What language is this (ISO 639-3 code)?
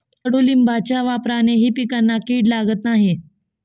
mar